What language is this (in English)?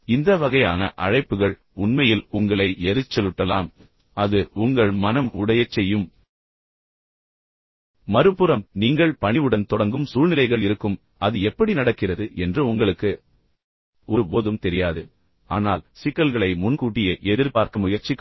Tamil